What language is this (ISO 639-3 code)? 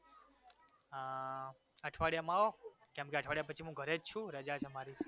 guj